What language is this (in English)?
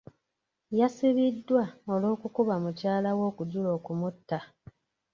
Ganda